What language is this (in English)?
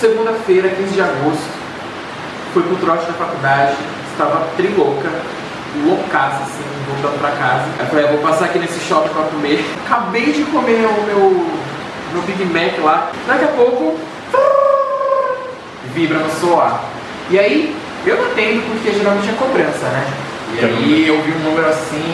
Portuguese